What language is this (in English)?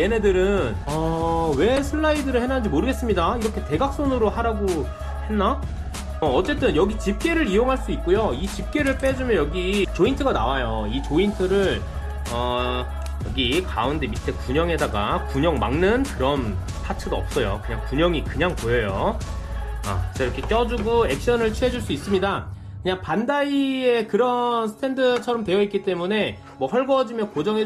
Korean